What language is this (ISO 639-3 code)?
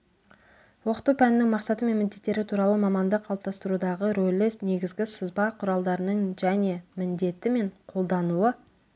kaz